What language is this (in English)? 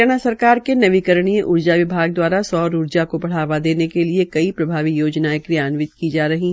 Hindi